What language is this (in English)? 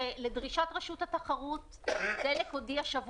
Hebrew